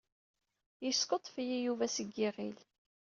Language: Kabyle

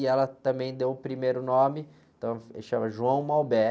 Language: Portuguese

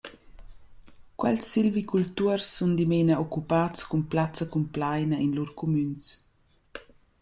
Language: Romansh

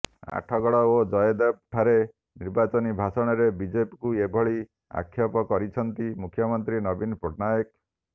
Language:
Odia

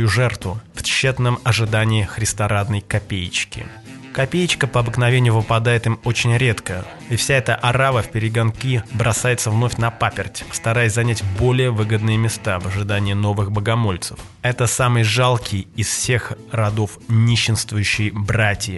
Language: Russian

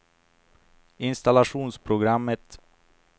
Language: Swedish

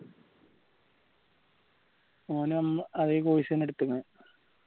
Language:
Malayalam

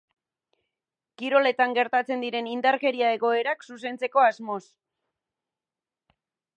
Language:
Basque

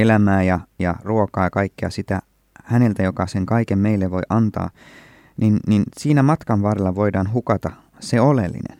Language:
Finnish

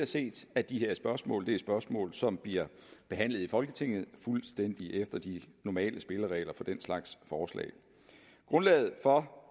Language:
Danish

